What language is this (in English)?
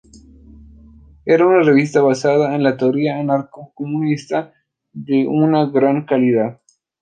Spanish